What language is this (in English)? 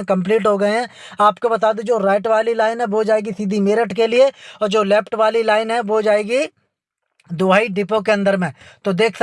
Hindi